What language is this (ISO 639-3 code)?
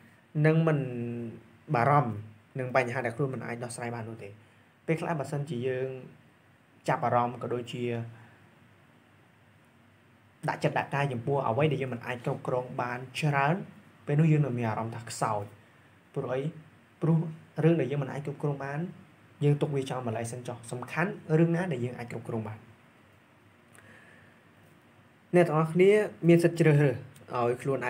tha